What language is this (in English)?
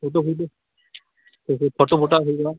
Odia